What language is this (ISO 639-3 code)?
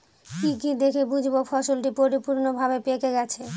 ben